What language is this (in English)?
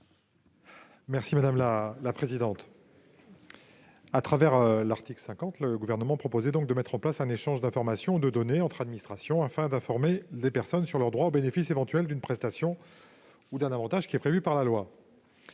French